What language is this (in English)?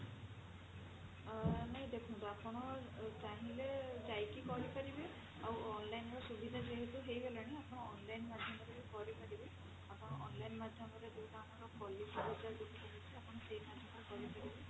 Odia